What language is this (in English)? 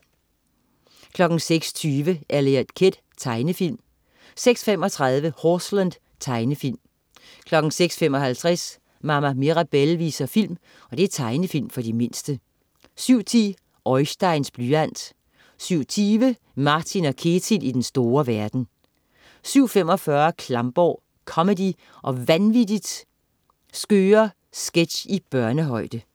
Danish